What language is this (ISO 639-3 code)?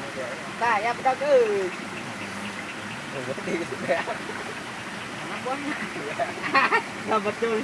ind